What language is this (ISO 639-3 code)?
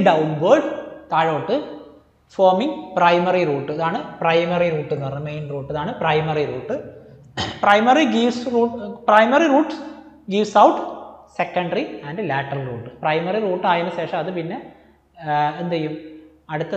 mal